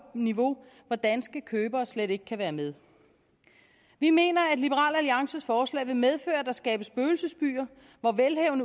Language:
Danish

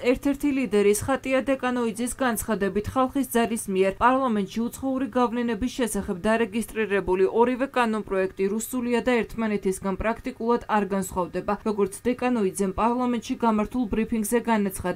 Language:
Romanian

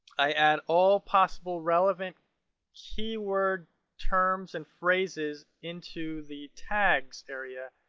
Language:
English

